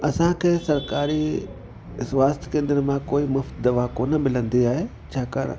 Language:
Sindhi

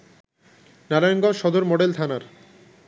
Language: Bangla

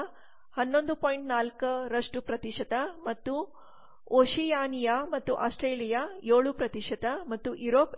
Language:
Kannada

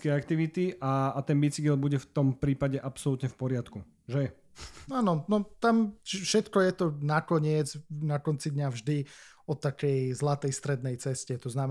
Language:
Slovak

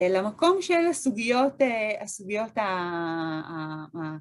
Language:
Hebrew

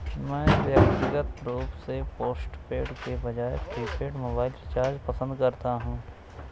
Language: Hindi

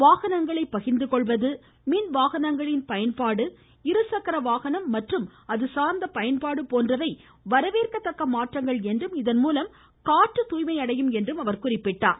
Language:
Tamil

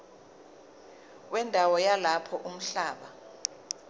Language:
Zulu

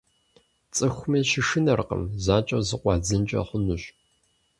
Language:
Kabardian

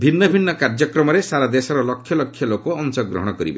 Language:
Odia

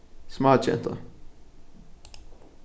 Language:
Faroese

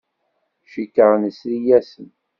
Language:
Kabyle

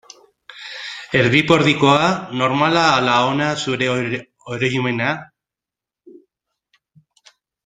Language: Basque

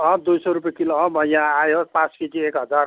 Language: Nepali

